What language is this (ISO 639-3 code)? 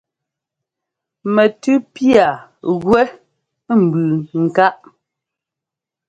jgo